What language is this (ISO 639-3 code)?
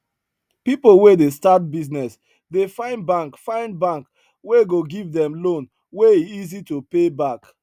pcm